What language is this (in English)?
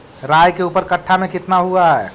Magahi